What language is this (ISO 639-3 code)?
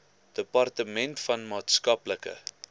afr